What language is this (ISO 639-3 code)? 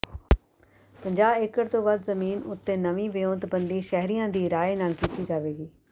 pan